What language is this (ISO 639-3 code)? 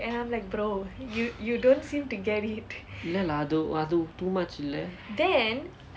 eng